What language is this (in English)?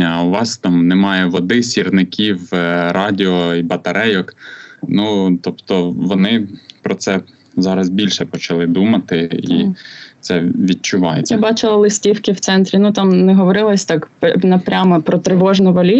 Ukrainian